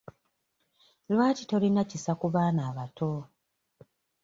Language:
Ganda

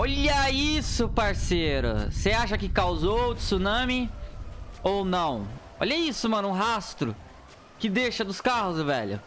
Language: Portuguese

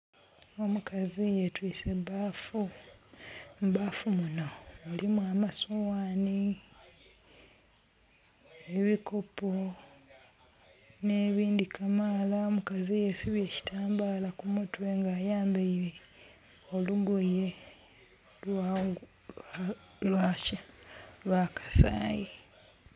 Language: Soga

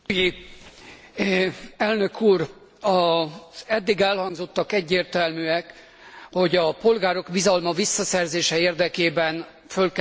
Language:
Hungarian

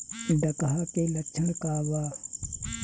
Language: Bhojpuri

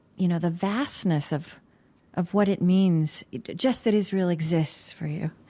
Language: English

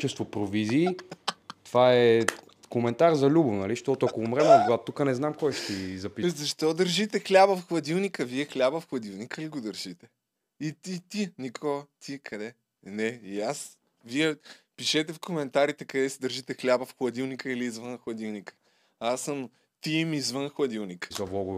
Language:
Bulgarian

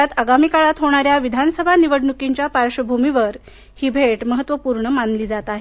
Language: Marathi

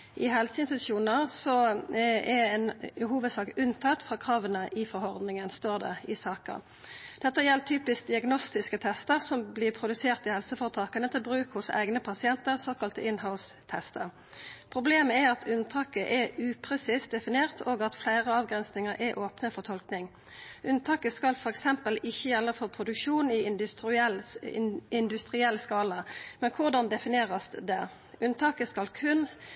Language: Norwegian Nynorsk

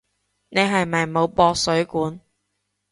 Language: Cantonese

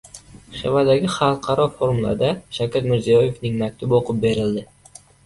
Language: Uzbek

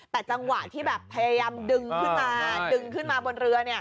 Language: Thai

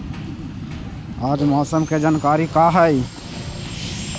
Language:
Magahi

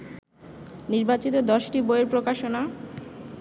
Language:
Bangla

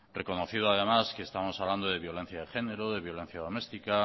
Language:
Spanish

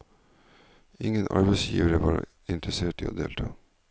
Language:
Norwegian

